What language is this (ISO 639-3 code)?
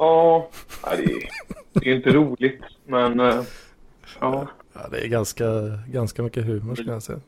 swe